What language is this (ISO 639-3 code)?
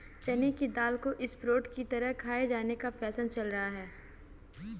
hin